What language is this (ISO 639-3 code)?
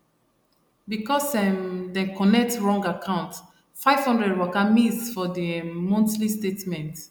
pcm